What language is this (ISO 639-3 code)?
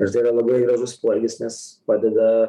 lit